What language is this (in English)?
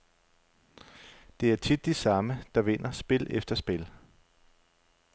Danish